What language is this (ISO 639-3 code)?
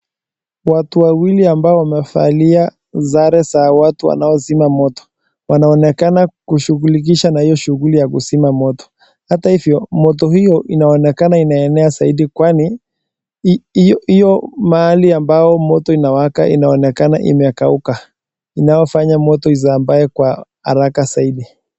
swa